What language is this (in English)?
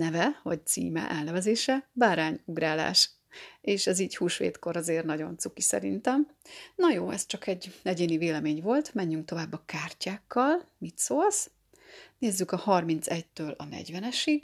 Hungarian